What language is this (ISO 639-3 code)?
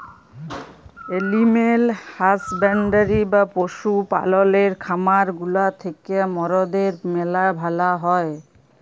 ben